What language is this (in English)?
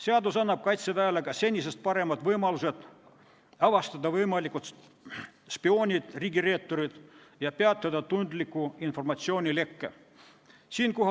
Estonian